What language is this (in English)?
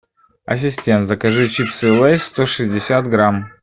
Russian